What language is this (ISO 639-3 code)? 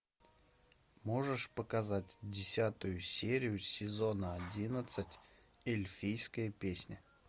rus